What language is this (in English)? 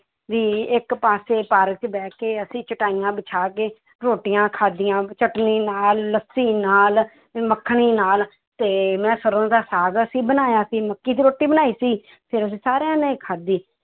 Punjabi